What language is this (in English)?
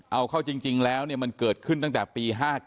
Thai